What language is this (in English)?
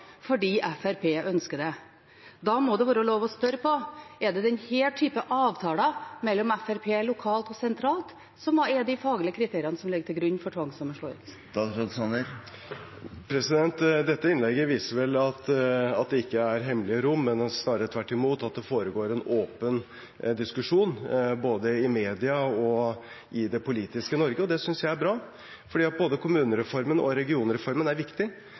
Norwegian Bokmål